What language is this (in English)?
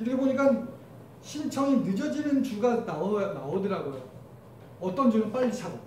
Korean